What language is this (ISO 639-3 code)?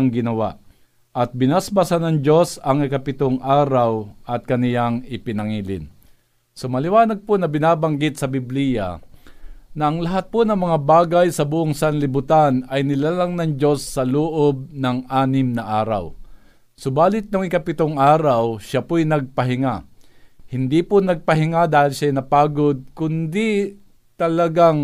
fil